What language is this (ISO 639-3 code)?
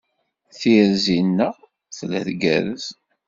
kab